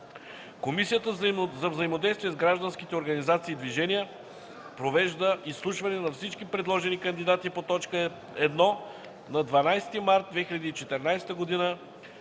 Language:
Bulgarian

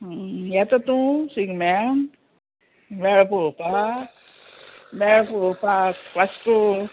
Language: Konkani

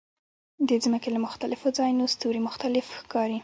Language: Pashto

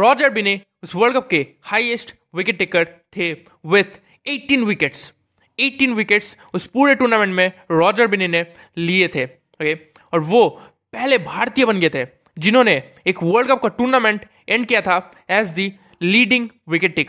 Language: Hindi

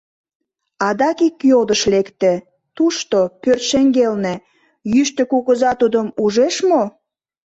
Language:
Mari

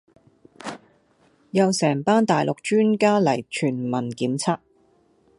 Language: Cantonese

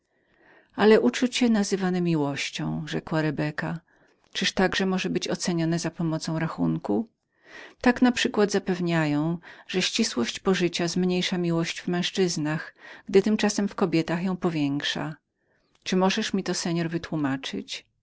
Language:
Polish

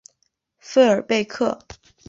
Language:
Chinese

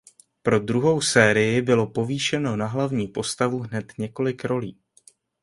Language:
Czech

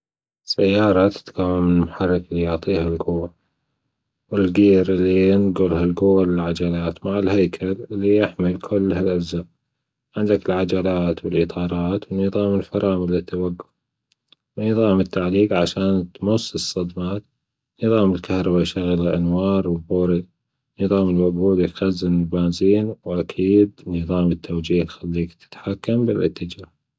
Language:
Gulf Arabic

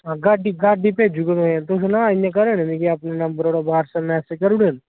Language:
Dogri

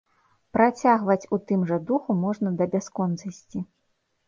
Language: Belarusian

